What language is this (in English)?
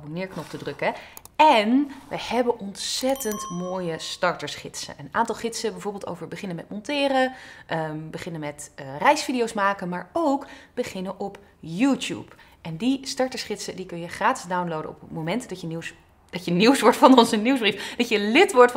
Dutch